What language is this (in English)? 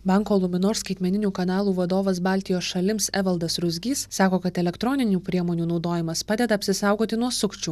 Lithuanian